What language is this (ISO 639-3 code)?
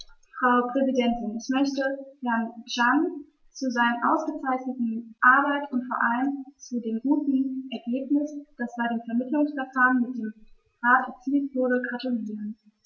deu